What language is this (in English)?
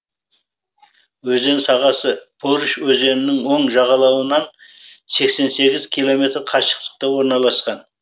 Kazakh